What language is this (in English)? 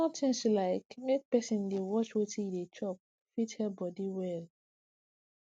Nigerian Pidgin